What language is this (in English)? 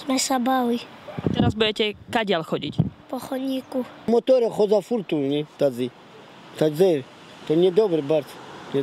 Slovak